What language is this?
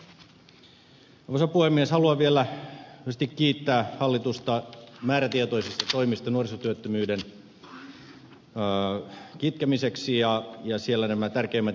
Finnish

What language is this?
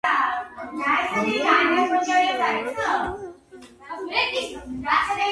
Georgian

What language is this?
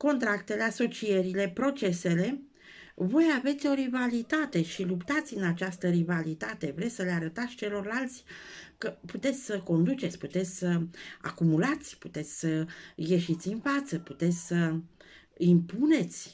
Romanian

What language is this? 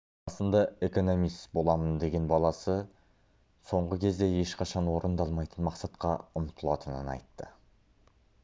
Kazakh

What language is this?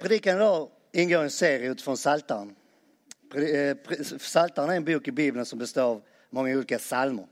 Swedish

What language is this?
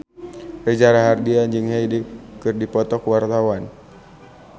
Sundanese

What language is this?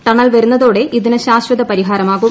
Malayalam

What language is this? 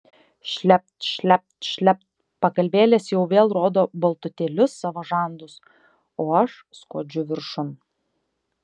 Lithuanian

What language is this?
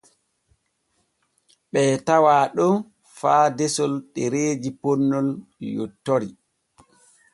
Borgu Fulfulde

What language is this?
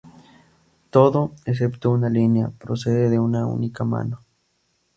Spanish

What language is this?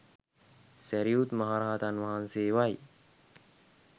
Sinhala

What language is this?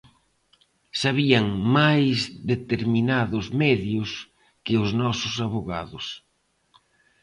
Galician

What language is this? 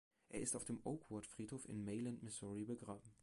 German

